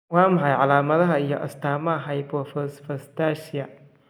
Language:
Somali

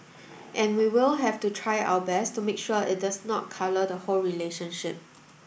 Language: English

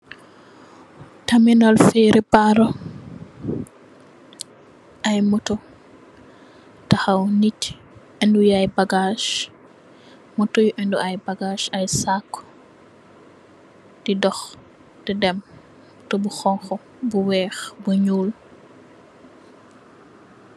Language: Wolof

